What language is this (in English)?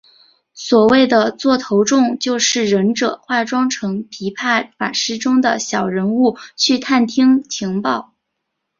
Chinese